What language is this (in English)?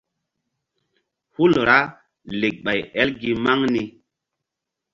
Mbum